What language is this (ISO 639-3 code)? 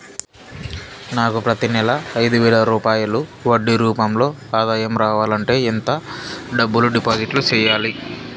tel